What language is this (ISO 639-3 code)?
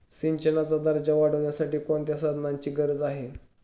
mar